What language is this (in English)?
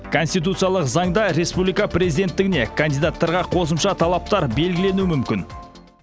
Kazakh